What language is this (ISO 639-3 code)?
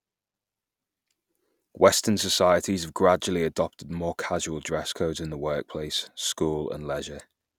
eng